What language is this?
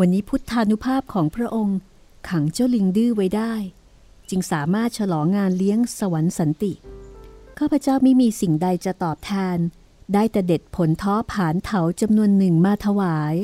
Thai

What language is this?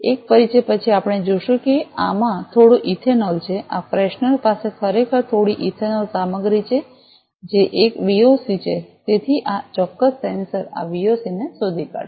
Gujarati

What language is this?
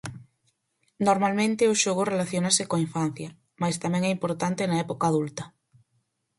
Galician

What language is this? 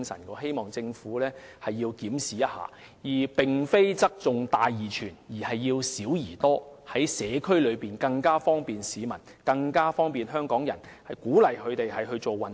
Cantonese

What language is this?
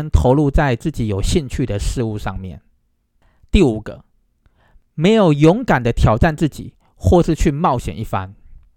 Chinese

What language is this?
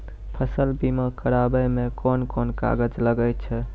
Maithili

